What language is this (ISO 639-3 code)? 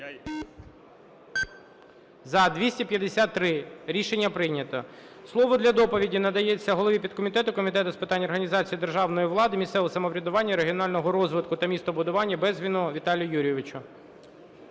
ukr